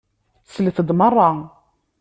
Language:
Kabyle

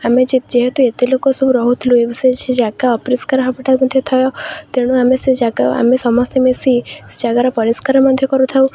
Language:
Odia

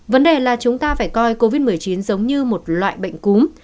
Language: Vietnamese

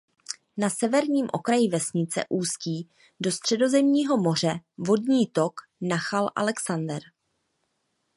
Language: Czech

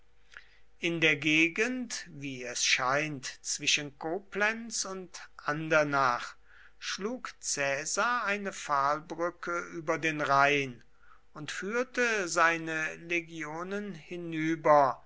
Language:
German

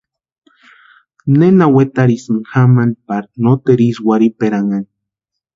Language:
Western Highland Purepecha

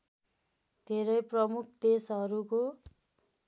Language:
Nepali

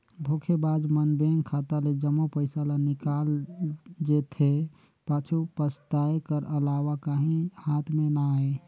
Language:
Chhattisgarhi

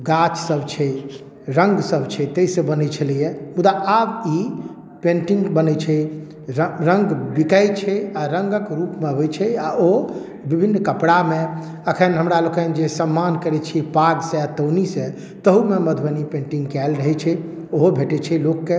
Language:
Maithili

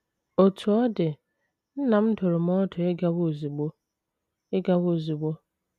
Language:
Igbo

